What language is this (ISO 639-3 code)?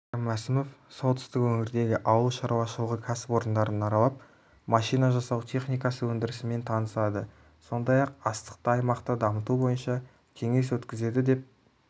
kaz